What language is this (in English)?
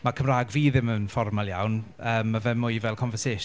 Welsh